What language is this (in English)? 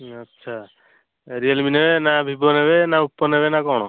Odia